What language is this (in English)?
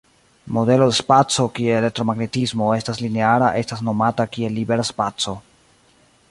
Esperanto